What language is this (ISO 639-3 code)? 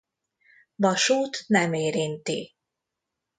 hun